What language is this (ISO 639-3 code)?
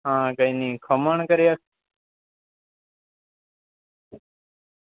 guj